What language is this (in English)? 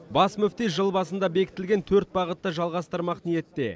Kazakh